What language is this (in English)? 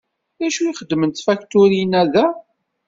Kabyle